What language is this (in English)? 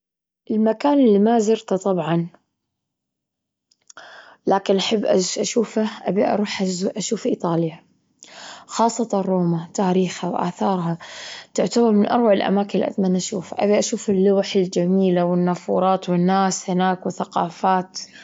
Gulf Arabic